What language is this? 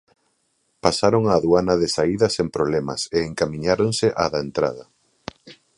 Galician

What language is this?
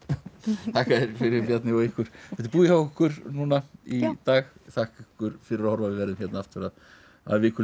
Icelandic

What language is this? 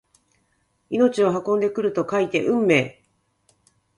Japanese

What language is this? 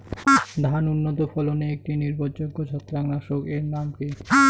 Bangla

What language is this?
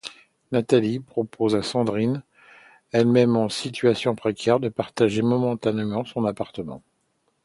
French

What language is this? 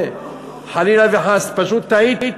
Hebrew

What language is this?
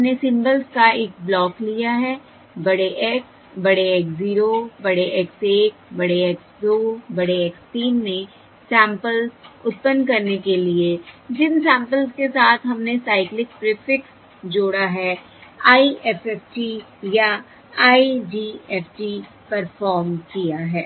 Hindi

